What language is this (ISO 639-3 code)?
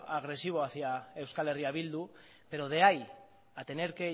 spa